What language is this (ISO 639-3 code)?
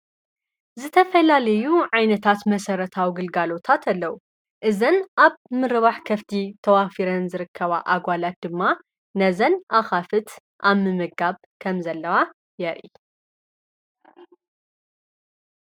tir